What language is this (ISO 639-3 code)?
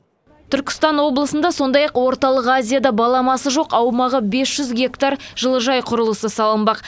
kaz